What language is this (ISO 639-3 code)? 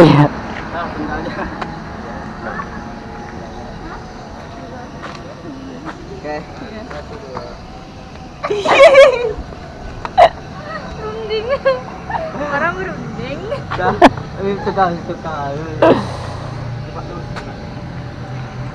ind